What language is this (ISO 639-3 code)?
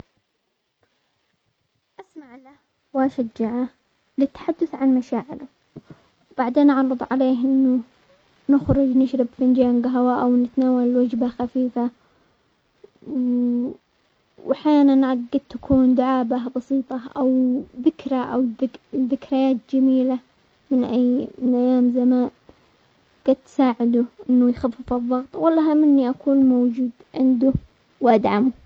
acx